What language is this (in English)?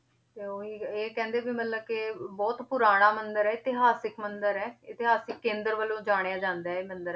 Punjabi